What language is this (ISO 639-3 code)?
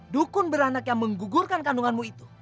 ind